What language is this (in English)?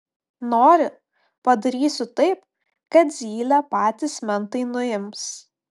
Lithuanian